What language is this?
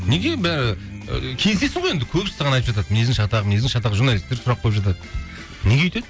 Kazakh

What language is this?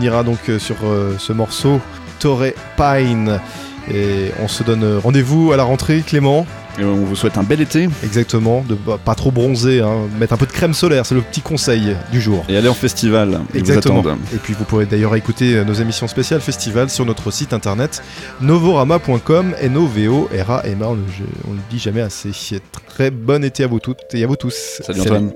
French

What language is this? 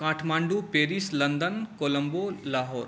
Maithili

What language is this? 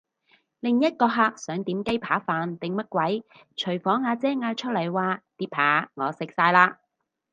Cantonese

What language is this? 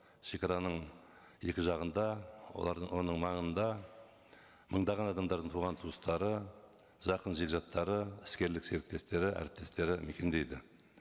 Kazakh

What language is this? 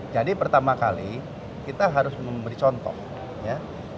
Indonesian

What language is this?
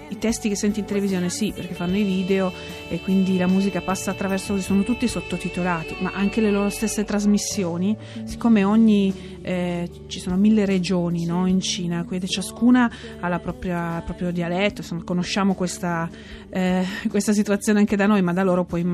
Italian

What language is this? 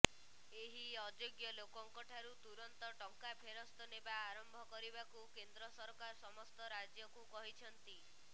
Odia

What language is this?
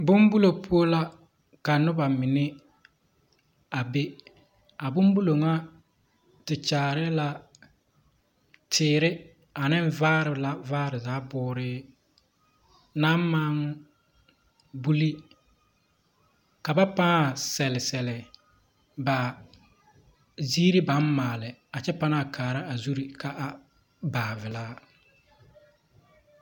Southern Dagaare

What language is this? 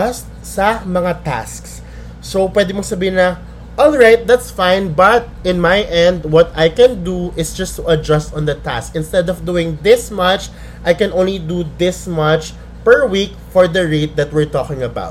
Filipino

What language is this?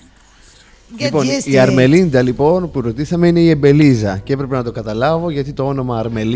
Greek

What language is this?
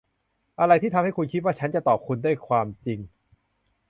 Thai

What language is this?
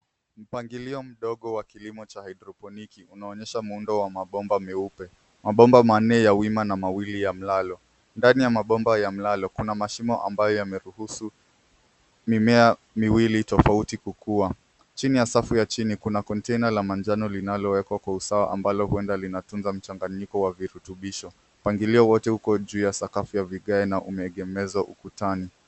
Swahili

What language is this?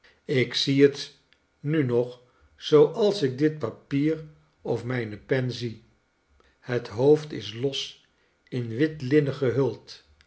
Dutch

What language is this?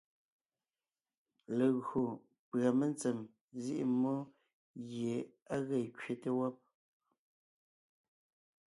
Ngiemboon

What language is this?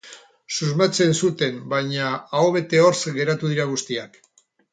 Basque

